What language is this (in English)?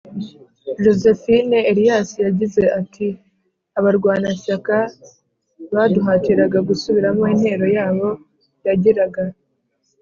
Kinyarwanda